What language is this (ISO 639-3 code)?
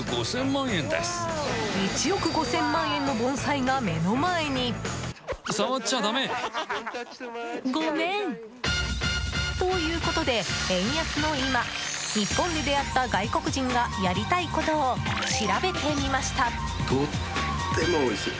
jpn